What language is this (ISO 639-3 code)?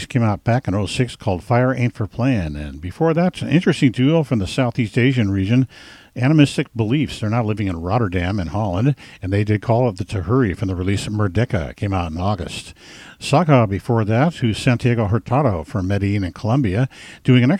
eng